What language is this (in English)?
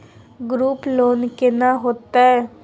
Maithili